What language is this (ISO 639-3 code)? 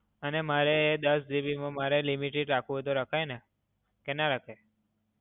guj